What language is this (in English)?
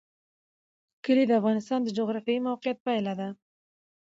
Pashto